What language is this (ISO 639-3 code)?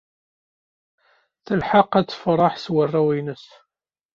kab